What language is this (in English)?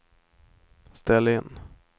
Swedish